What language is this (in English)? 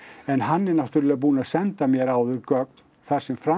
Icelandic